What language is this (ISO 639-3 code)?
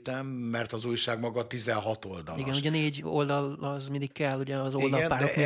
hun